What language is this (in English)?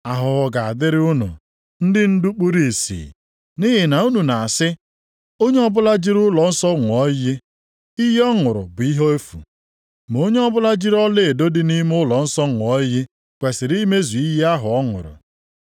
Igbo